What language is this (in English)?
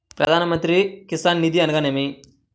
Telugu